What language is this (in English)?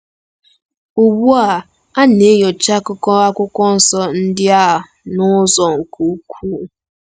Igbo